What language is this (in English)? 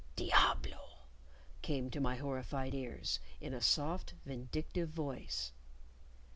English